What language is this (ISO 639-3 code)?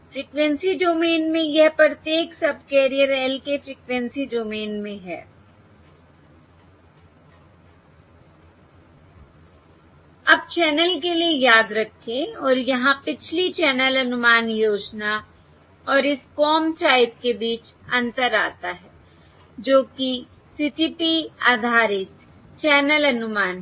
hin